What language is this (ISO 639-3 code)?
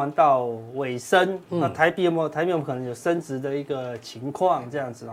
zho